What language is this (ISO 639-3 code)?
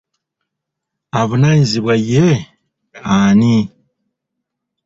lug